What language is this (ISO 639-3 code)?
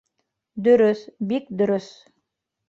bak